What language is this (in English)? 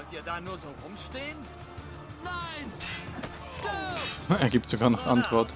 German